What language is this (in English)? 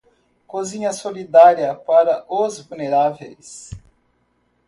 Portuguese